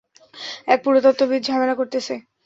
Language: Bangla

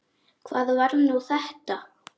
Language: Icelandic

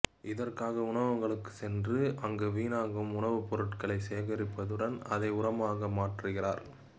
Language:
Tamil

